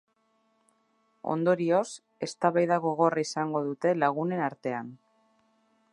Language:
Basque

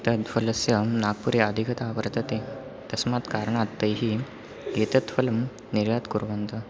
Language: Sanskrit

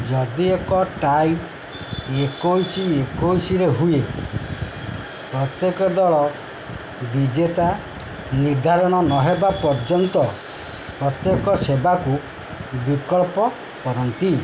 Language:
Odia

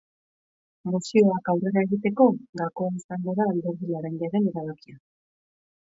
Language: Basque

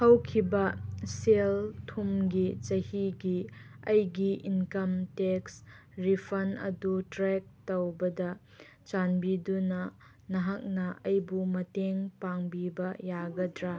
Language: Manipuri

